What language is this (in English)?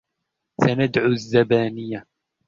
Arabic